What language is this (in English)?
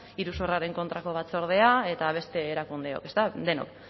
Basque